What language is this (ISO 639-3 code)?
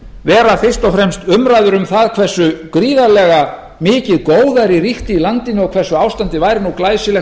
isl